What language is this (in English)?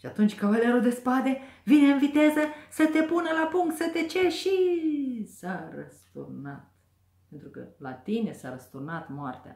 Romanian